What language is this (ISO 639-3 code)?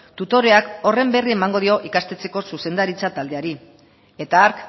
eus